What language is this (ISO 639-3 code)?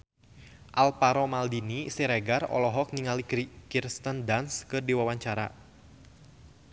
sun